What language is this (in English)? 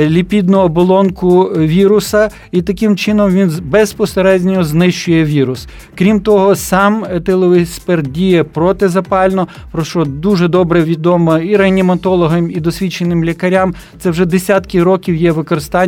Ukrainian